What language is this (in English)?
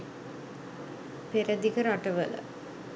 Sinhala